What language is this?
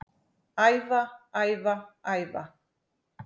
Icelandic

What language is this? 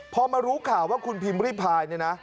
Thai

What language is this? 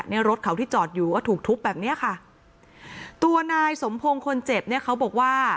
Thai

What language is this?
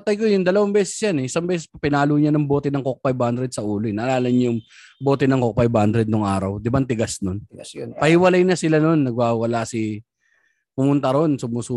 Filipino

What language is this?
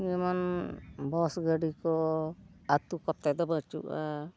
Santali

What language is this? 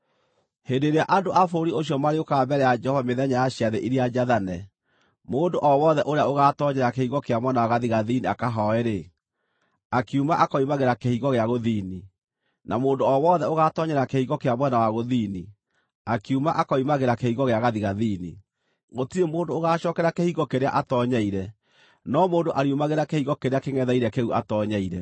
Kikuyu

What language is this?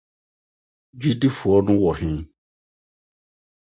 Akan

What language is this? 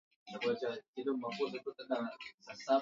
Swahili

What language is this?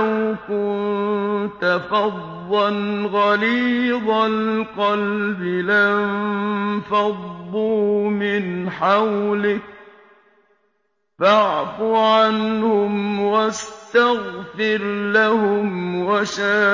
Arabic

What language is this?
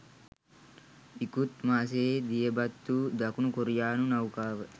Sinhala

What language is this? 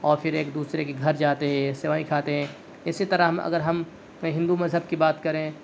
Urdu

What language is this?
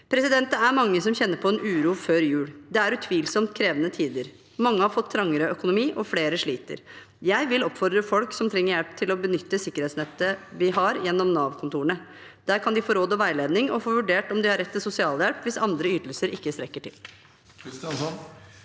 Norwegian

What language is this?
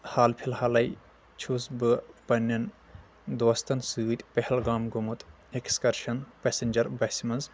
Kashmiri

